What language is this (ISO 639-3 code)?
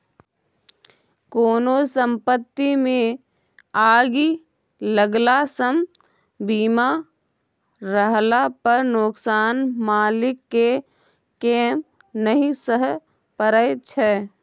mai